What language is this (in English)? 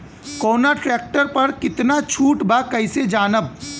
Bhojpuri